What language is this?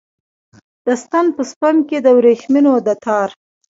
Pashto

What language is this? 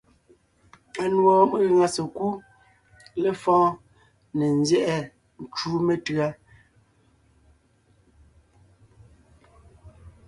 Ngiemboon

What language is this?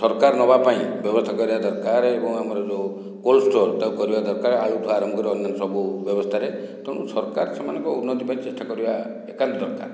Odia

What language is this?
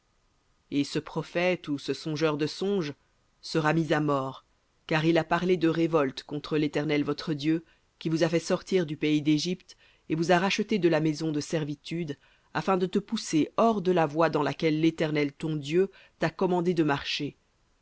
French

